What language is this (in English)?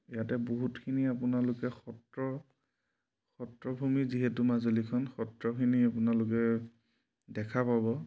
Assamese